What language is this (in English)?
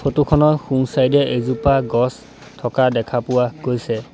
Assamese